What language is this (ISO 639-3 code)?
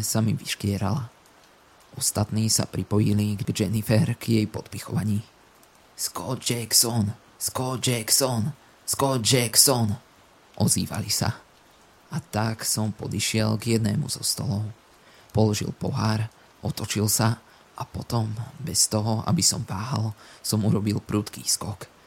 slk